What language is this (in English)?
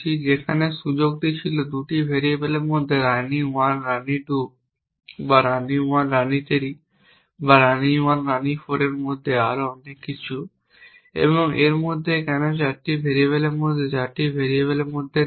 Bangla